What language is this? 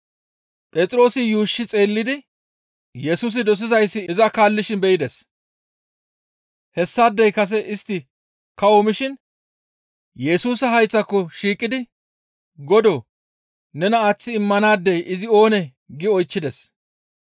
Gamo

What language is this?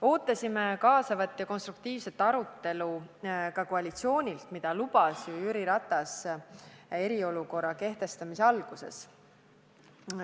Estonian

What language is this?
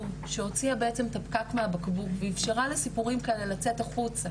Hebrew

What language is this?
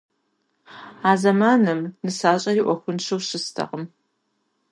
Kabardian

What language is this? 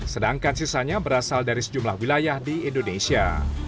Indonesian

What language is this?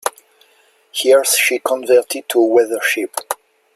English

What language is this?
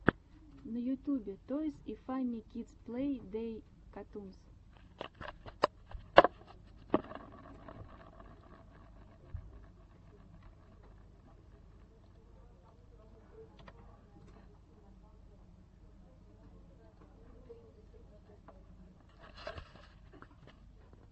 Russian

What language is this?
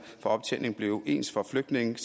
Danish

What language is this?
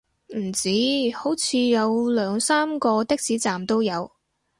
Cantonese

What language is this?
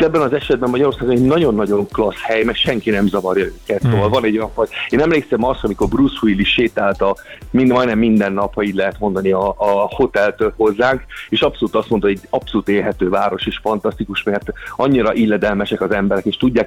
Hungarian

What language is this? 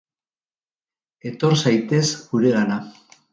Basque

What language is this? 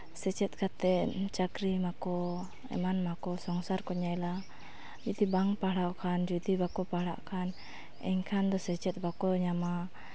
Santali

